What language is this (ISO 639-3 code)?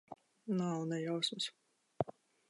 lav